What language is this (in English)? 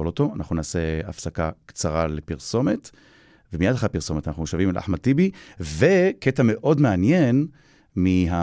Hebrew